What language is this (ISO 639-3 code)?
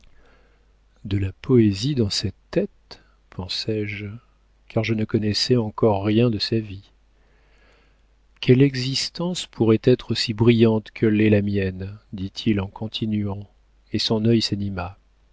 fra